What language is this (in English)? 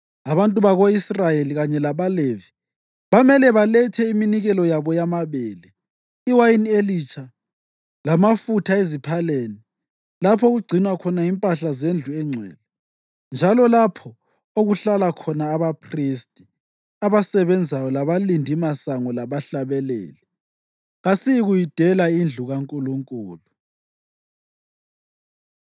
North Ndebele